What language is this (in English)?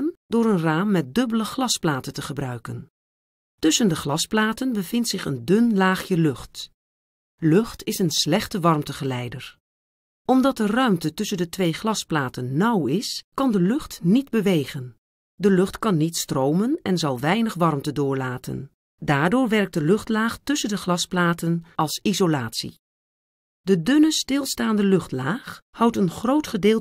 Dutch